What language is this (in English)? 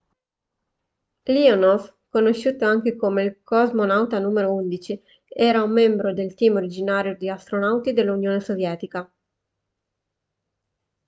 Italian